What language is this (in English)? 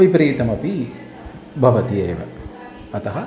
Sanskrit